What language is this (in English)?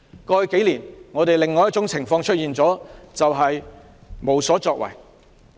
Cantonese